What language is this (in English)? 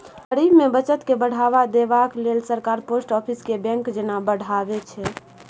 Maithili